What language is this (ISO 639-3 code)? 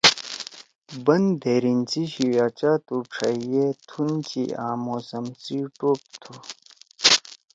trw